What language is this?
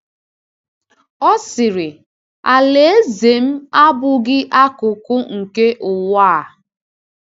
Igbo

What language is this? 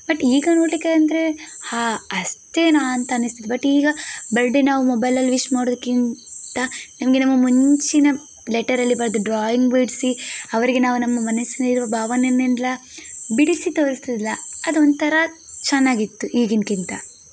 Kannada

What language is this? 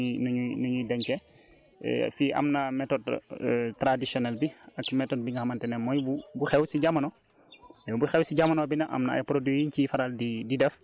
Wolof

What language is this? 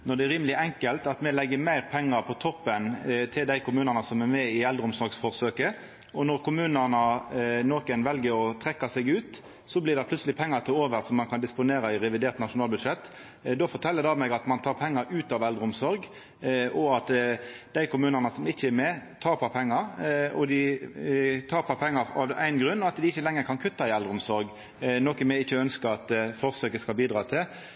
Norwegian Nynorsk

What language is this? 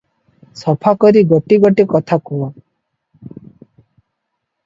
Odia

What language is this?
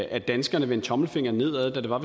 Danish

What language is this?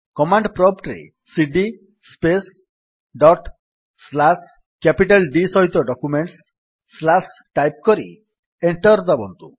Odia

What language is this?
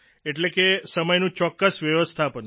Gujarati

